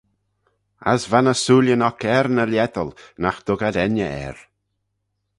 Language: Manx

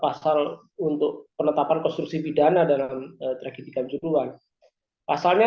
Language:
Indonesian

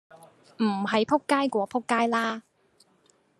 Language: Cantonese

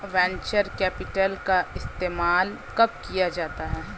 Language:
Hindi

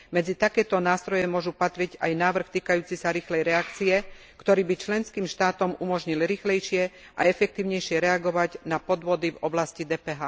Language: Slovak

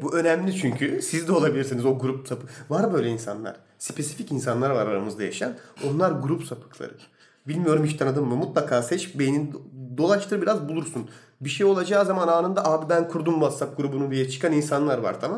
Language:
Turkish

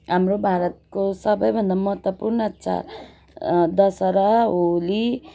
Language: Nepali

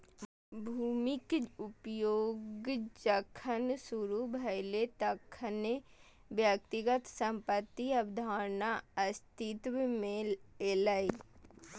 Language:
Maithili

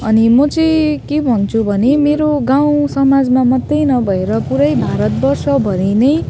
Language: Nepali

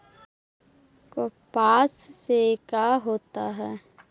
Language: Magahi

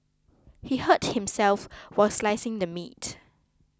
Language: English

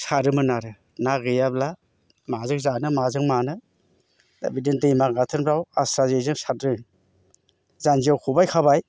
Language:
Bodo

